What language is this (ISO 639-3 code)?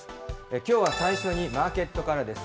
jpn